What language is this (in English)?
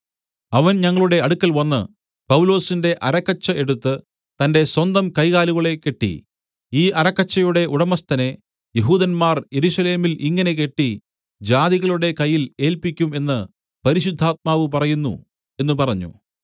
Malayalam